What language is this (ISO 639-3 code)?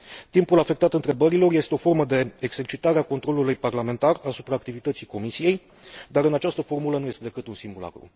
ron